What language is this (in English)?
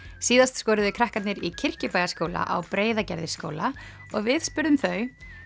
Icelandic